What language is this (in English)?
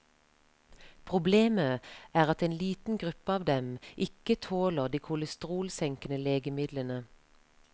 Norwegian